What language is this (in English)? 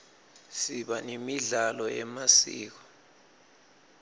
Swati